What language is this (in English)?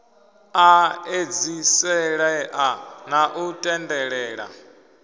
Venda